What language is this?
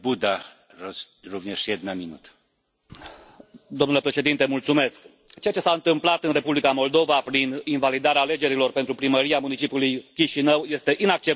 Romanian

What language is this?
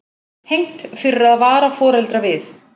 Icelandic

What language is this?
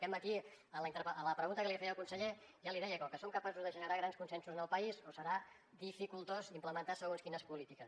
Catalan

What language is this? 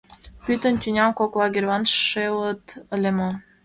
Mari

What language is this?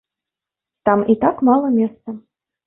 Belarusian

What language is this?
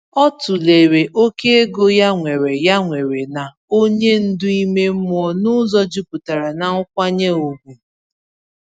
Igbo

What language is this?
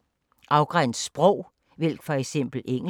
Danish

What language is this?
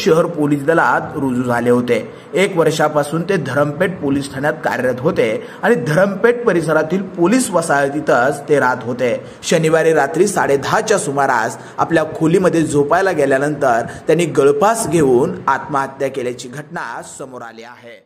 Hindi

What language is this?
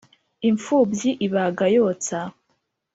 Kinyarwanda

